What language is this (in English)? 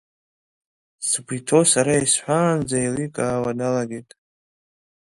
Abkhazian